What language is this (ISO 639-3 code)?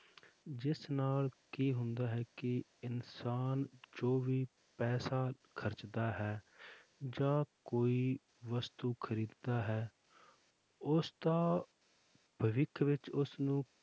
pan